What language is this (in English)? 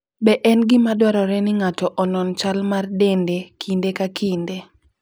Luo (Kenya and Tanzania)